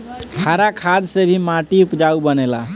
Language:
Bhojpuri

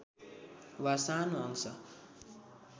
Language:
Nepali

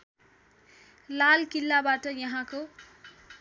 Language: Nepali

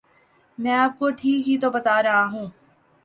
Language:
Urdu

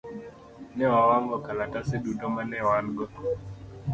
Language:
Luo (Kenya and Tanzania)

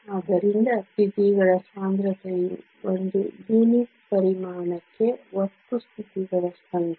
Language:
Kannada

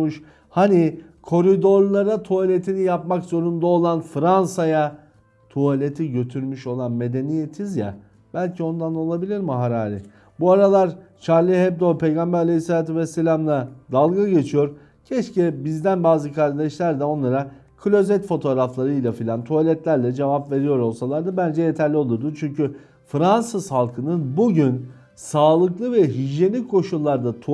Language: Turkish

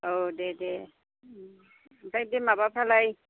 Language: Bodo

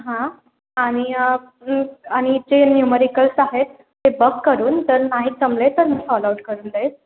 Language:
Marathi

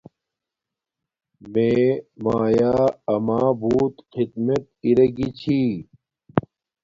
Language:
Domaaki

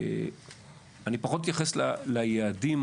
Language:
Hebrew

